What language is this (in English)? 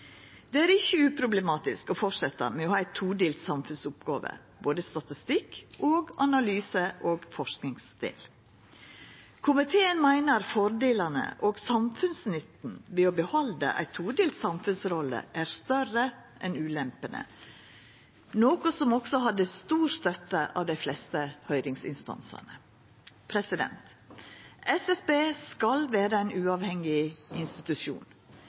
Norwegian Nynorsk